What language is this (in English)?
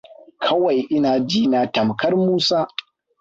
Hausa